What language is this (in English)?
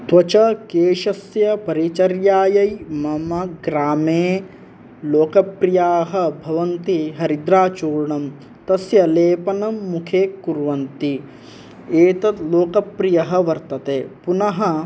Sanskrit